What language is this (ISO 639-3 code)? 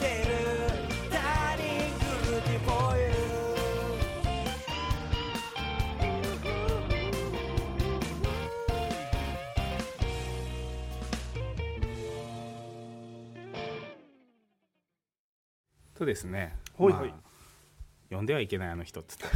jpn